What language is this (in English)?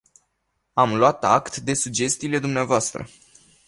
Romanian